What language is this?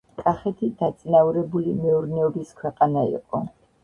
Georgian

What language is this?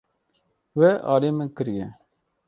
Kurdish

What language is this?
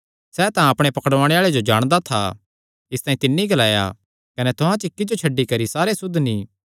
Kangri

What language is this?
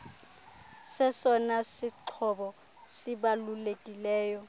Xhosa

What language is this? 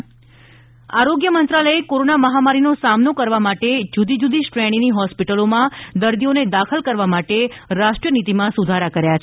Gujarati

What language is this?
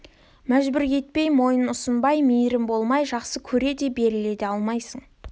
Kazakh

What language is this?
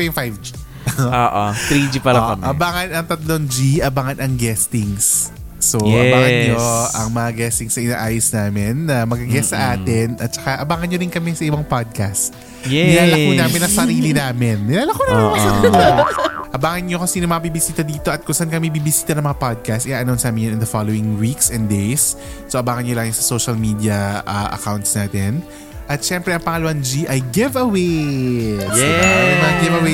Filipino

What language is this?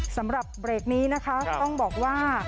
Thai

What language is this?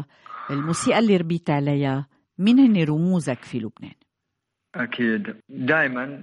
Arabic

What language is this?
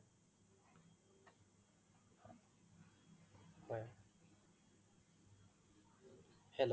Assamese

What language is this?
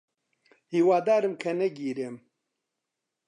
Central Kurdish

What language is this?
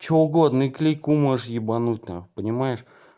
Russian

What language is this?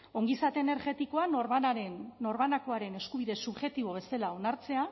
Basque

